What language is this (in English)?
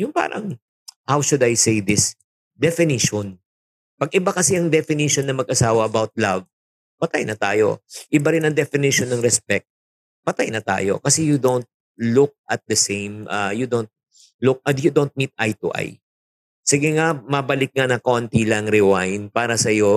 Filipino